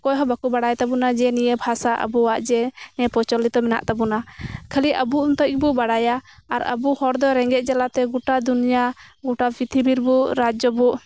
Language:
Santali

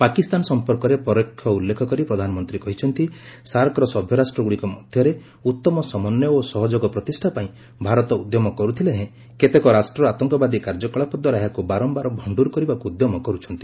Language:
Odia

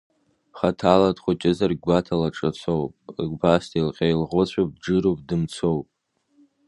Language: Abkhazian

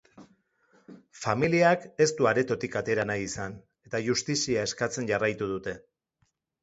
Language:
Basque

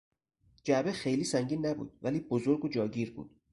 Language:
Persian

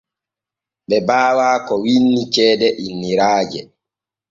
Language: Borgu Fulfulde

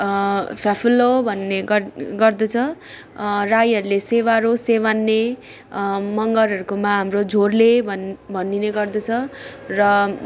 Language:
Nepali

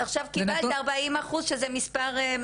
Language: Hebrew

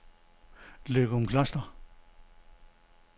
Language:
Danish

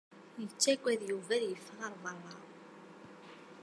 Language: Kabyle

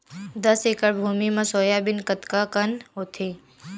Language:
Chhattisgarhi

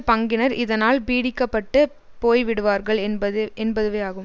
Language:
Tamil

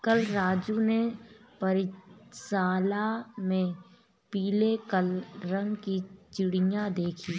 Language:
Hindi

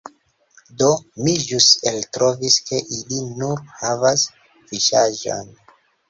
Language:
Esperanto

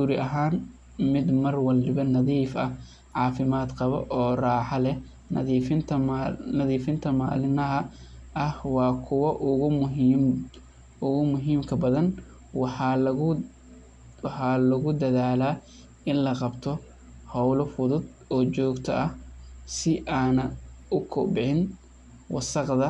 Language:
Somali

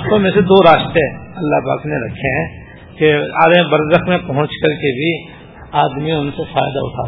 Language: Urdu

